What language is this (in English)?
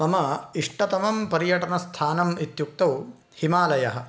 Sanskrit